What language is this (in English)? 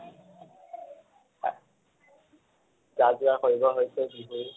Assamese